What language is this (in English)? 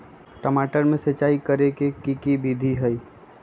Magahi